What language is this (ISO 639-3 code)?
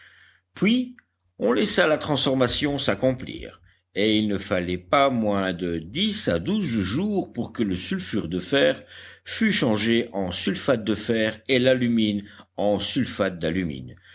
fra